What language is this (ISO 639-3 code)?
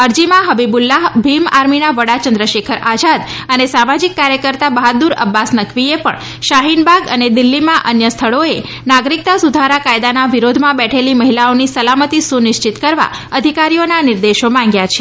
guj